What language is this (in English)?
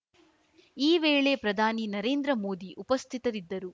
Kannada